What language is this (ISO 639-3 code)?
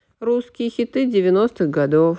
rus